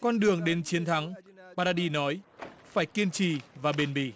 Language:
Vietnamese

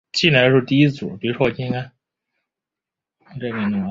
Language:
Chinese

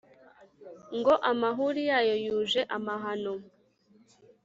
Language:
Kinyarwanda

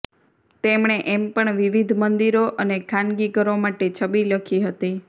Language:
Gujarati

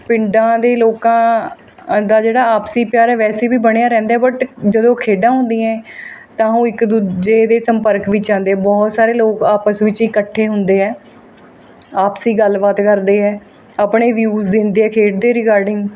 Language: Punjabi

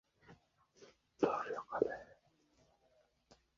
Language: Uzbek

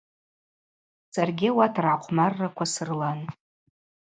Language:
Abaza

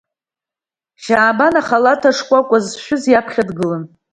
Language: Abkhazian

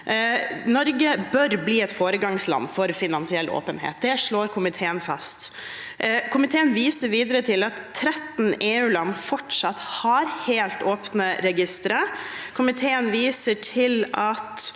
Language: Norwegian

